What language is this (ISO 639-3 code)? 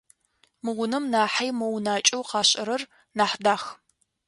ady